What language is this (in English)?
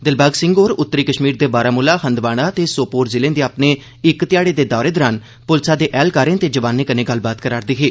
Dogri